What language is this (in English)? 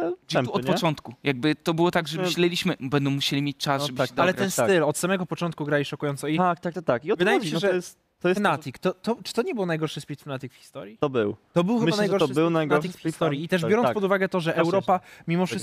Polish